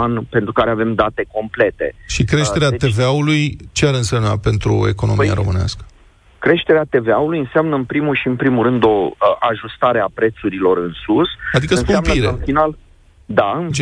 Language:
Romanian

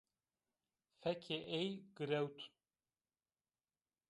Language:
Zaza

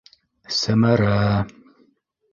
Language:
Bashkir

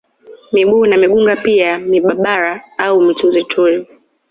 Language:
Swahili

